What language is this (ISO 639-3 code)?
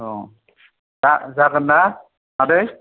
brx